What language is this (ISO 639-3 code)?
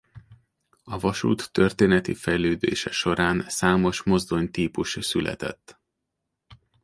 hun